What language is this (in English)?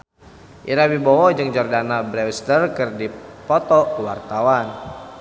Sundanese